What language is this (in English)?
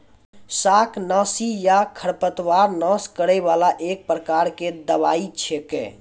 Maithili